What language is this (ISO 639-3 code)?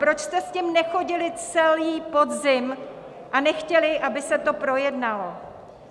ces